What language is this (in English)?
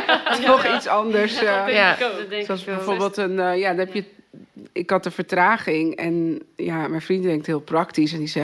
Dutch